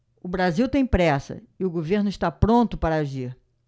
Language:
Portuguese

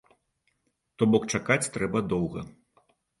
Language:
Belarusian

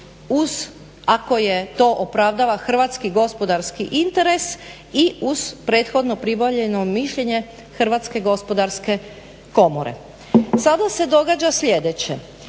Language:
Croatian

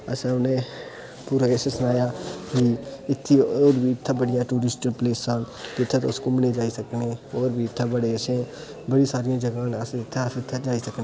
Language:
Dogri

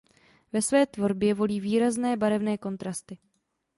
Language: Czech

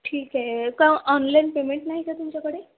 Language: Marathi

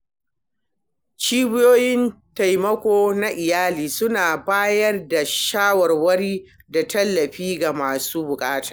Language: Hausa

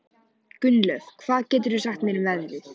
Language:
Icelandic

